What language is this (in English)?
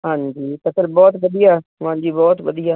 Punjabi